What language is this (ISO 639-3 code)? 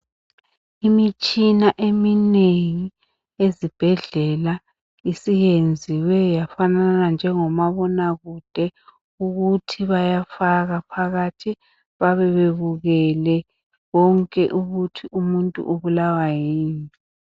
nde